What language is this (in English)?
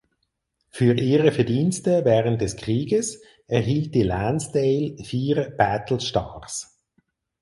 German